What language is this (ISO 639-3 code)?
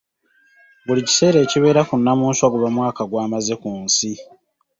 lug